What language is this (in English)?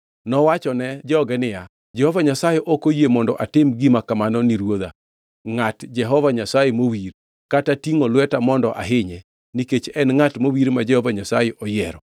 Luo (Kenya and Tanzania)